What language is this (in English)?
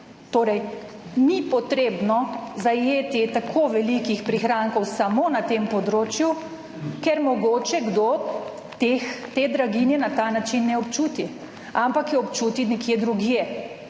Slovenian